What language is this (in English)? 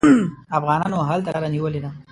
Pashto